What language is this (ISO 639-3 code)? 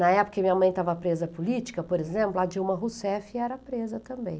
por